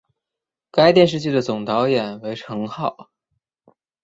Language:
Chinese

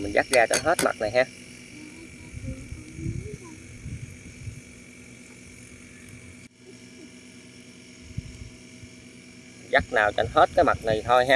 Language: Vietnamese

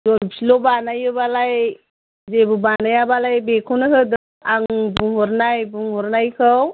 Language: Bodo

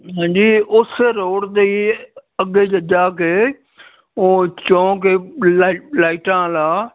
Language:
Punjabi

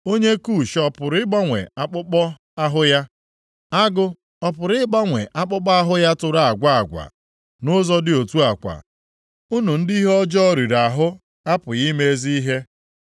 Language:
Igbo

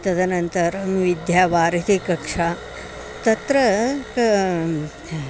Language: Sanskrit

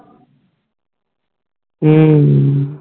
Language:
Punjabi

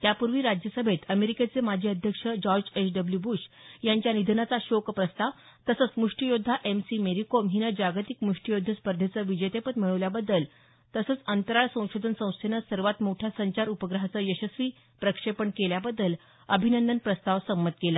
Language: Marathi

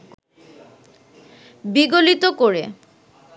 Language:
Bangla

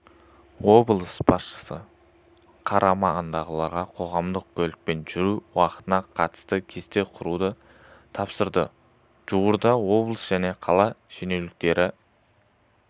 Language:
Kazakh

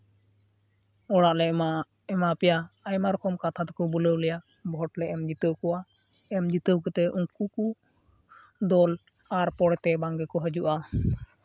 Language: Santali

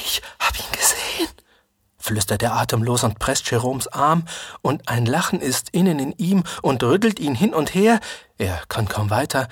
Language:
German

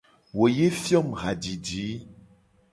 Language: Gen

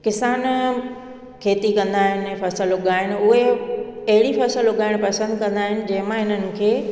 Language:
Sindhi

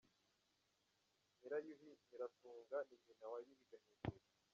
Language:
Kinyarwanda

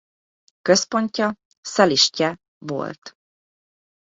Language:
Hungarian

